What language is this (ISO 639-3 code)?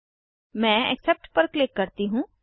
hin